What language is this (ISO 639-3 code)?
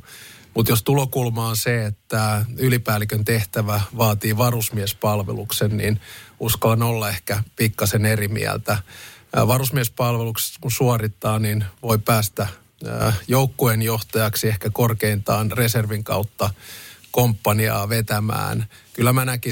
fin